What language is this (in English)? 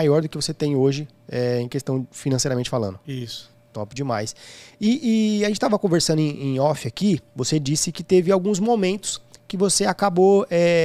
Portuguese